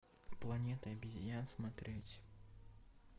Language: Russian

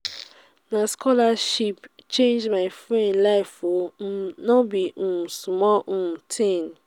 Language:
Nigerian Pidgin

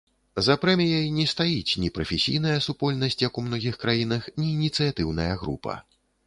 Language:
Belarusian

